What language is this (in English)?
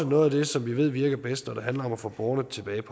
Danish